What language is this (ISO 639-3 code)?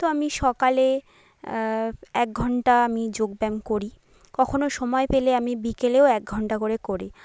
ben